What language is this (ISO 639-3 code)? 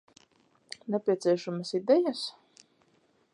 lav